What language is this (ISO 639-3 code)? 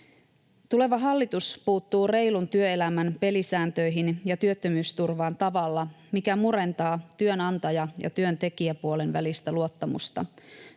fin